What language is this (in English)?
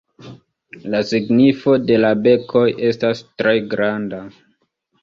Esperanto